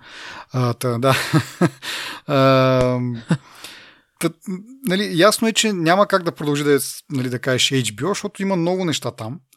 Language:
Bulgarian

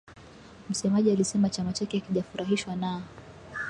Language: Swahili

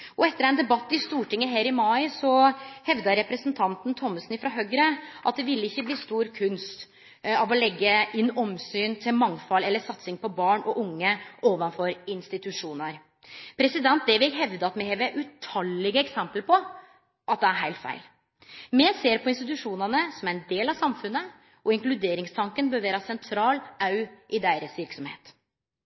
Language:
Norwegian Nynorsk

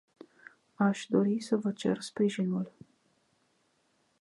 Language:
Romanian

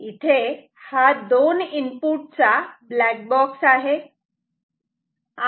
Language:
Marathi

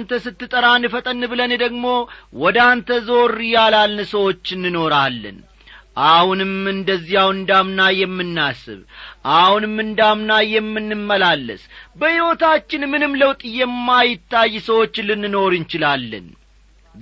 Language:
Amharic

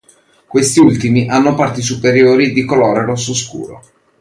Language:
Italian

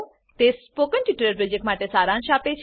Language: Gujarati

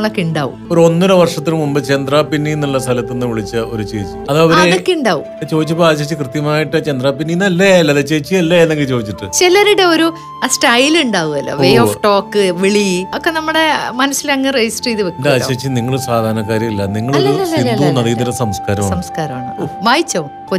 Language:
Malayalam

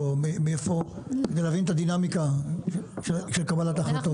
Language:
Hebrew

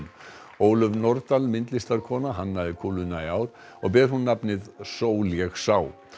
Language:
Icelandic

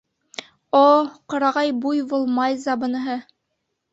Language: Bashkir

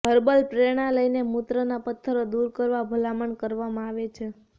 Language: Gujarati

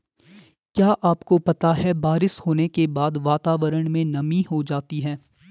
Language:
Hindi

